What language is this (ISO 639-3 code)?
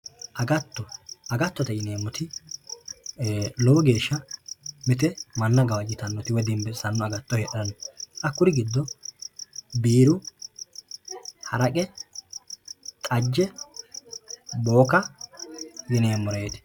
sid